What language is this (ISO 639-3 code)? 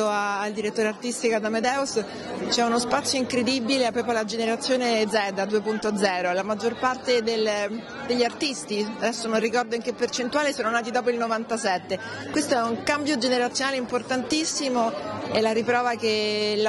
ita